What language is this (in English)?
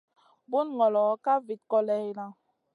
Masana